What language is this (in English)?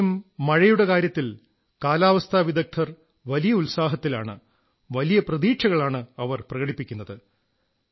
Malayalam